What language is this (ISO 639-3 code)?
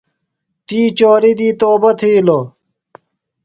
phl